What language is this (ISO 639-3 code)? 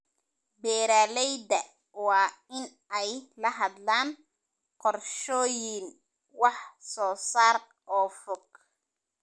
som